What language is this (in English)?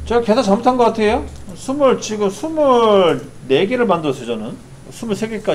Korean